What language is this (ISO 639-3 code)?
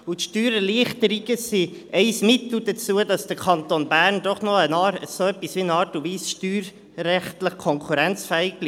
gsw